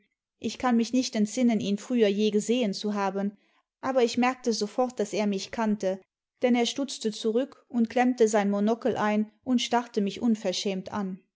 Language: German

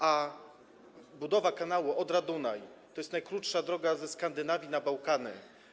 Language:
Polish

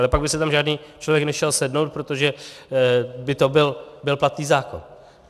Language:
Czech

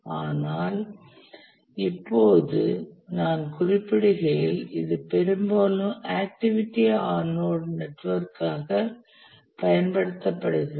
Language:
Tamil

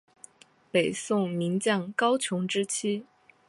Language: Chinese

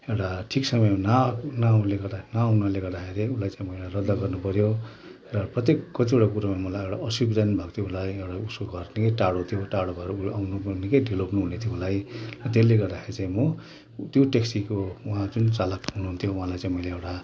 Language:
Nepali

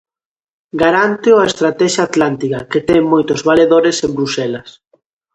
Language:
Galician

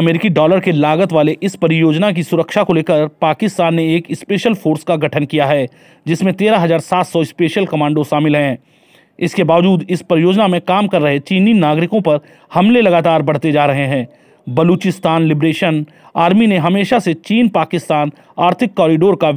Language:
Hindi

